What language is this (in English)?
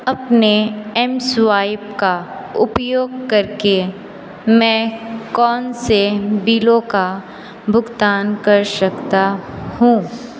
Hindi